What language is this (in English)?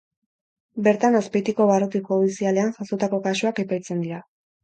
Basque